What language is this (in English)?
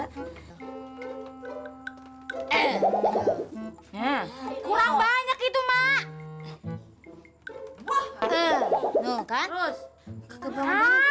Indonesian